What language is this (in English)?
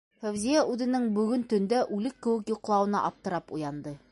Bashkir